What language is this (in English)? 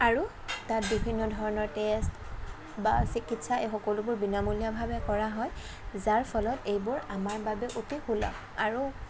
Assamese